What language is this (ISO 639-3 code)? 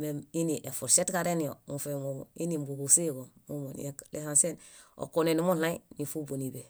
bda